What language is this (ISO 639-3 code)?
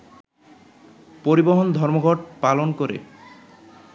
ben